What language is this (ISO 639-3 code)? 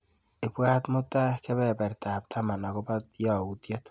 kln